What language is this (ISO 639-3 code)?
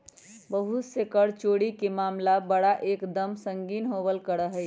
mag